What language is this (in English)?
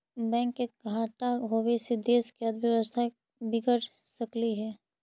Magahi